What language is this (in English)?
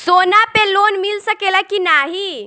Bhojpuri